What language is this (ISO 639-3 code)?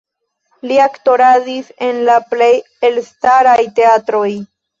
epo